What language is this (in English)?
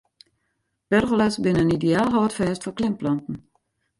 Western Frisian